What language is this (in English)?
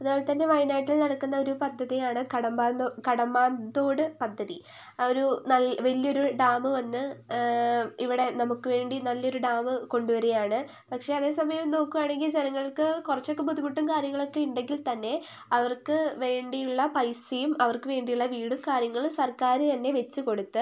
Malayalam